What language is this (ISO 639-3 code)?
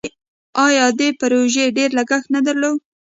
pus